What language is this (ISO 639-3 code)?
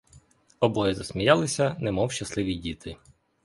ukr